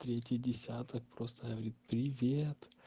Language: Russian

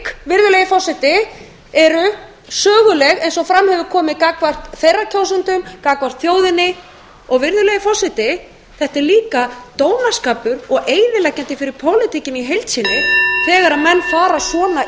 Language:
Icelandic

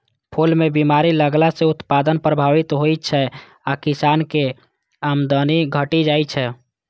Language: Maithili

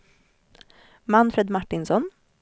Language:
Swedish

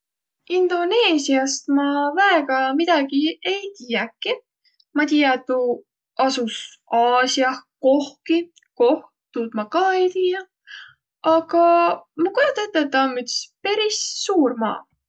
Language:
Võro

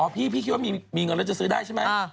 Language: Thai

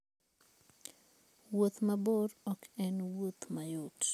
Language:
Luo (Kenya and Tanzania)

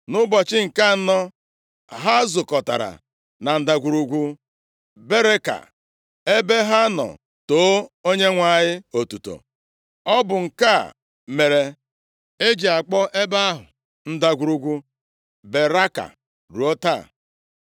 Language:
Igbo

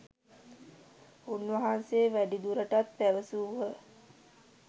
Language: Sinhala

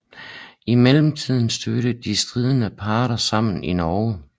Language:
Danish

